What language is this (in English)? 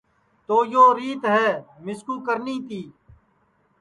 Sansi